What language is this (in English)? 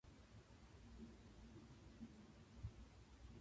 Japanese